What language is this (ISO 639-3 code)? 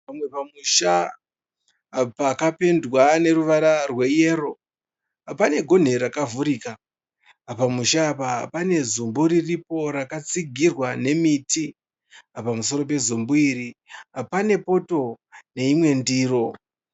sna